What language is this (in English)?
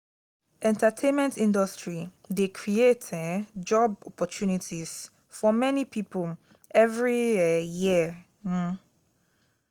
Nigerian Pidgin